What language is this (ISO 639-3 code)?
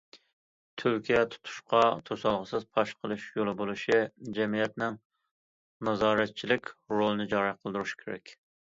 uig